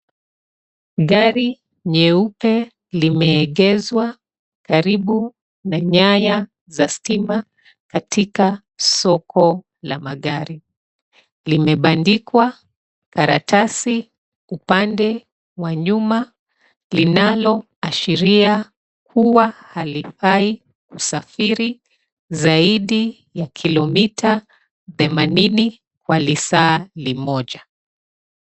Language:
Swahili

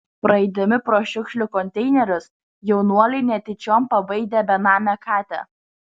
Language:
Lithuanian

